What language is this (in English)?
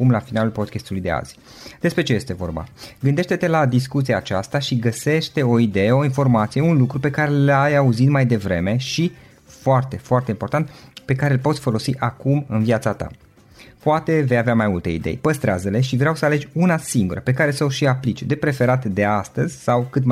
Romanian